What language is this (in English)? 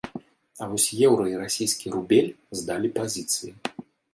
Belarusian